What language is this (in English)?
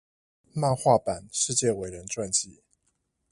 Chinese